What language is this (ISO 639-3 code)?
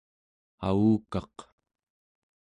esu